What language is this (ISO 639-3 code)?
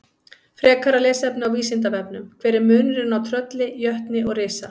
isl